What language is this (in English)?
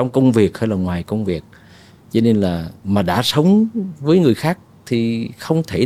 Vietnamese